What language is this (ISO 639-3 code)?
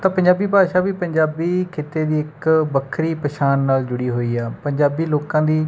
pan